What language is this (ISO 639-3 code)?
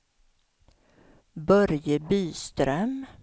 swe